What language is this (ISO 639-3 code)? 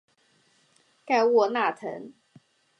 zho